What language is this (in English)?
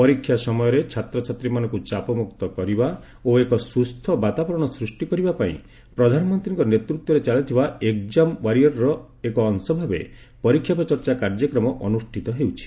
Odia